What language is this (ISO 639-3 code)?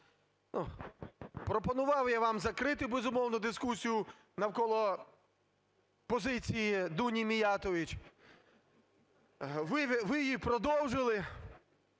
ukr